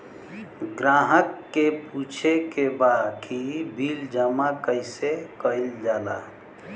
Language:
Bhojpuri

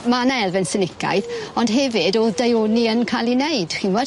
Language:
Welsh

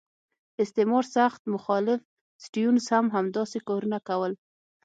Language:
Pashto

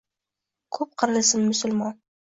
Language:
Uzbek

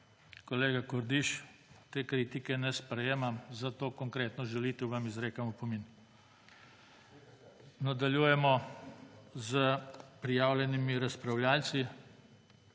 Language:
Slovenian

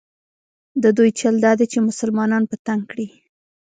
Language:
Pashto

